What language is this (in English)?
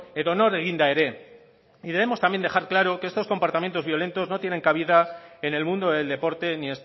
Spanish